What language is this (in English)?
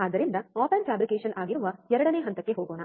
Kannada